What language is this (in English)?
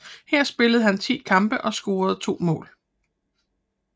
Danish